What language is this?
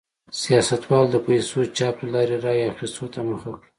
Pashto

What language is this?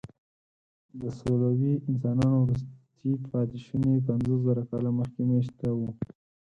Pashto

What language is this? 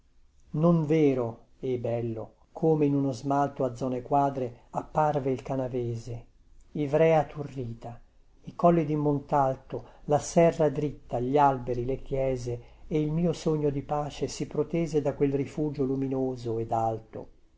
Italian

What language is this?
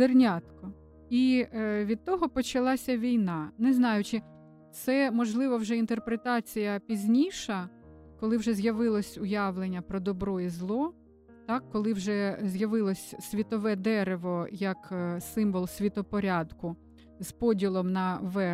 Ukrainian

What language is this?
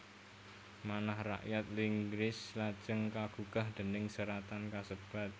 Javanese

